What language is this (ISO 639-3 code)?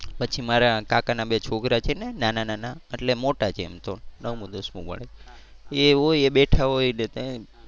guj